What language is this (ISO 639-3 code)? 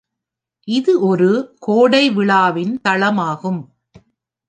tam